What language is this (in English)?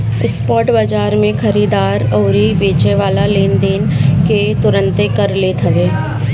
Bhojpuri